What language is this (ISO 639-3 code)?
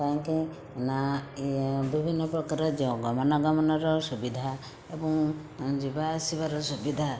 ori